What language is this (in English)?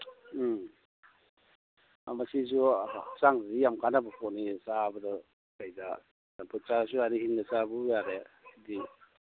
Manipuri